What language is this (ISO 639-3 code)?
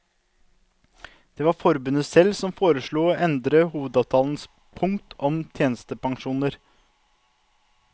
nor